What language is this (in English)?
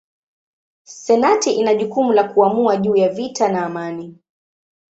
Swahili